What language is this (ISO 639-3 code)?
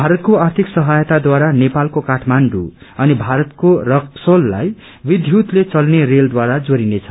nep